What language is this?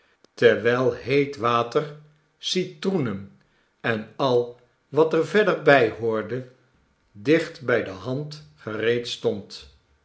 Dutch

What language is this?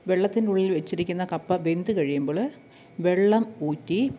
Malayalam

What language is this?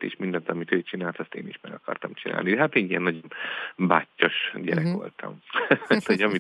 Hungarian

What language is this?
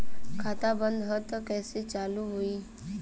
Bhojpuri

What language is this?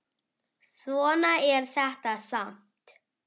Icelandic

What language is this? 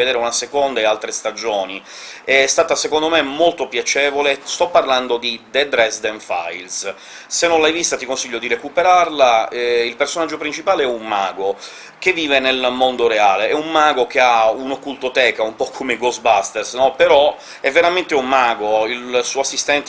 Italian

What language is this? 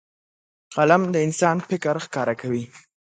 Pashto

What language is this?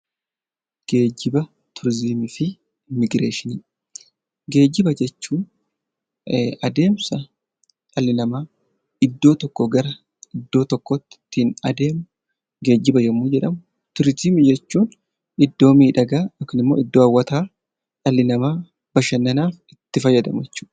Oromo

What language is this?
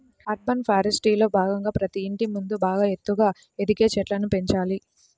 Telugu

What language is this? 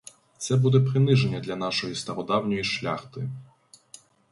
Ukrainian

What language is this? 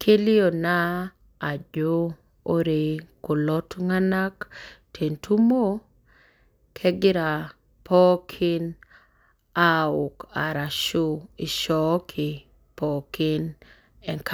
Masai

